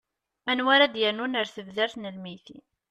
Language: Kabyle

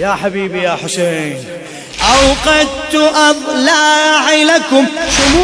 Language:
Arabic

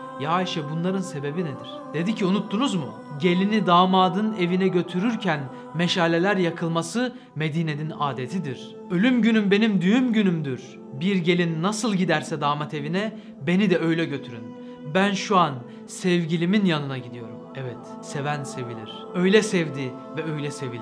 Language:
Turkish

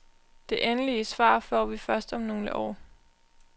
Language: Danish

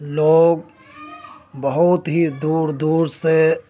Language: Urdu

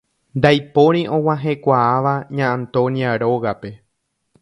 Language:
Guarani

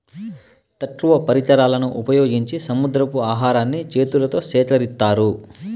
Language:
Telugu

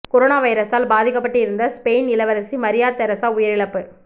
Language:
Tamil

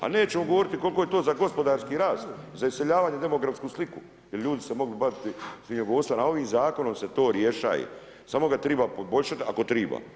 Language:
Croatian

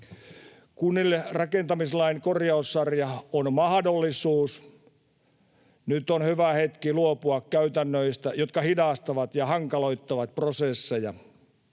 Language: Finnish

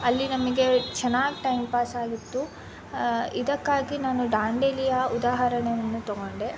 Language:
Kannada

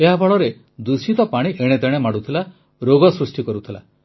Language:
Odia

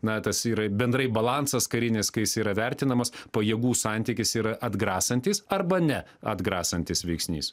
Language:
Lithuanian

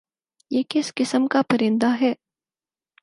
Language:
Urdu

